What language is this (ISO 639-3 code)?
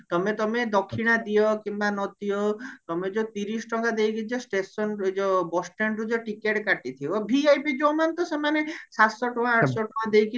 ori